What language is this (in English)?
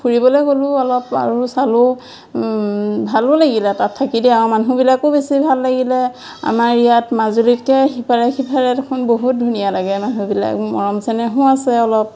Assamese